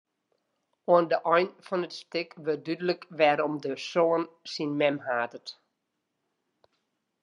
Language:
Western Frisian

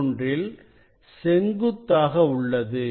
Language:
Tamil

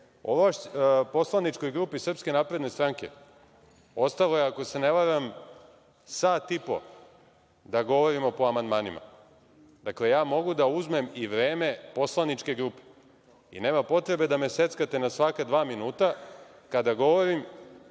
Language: Serbian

